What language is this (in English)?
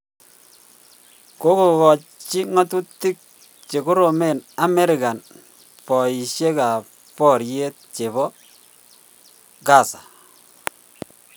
Kalenjin